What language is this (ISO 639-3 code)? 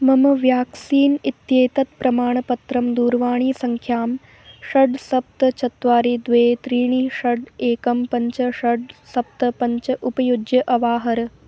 san